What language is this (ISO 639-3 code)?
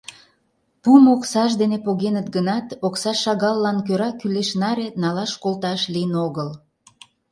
chm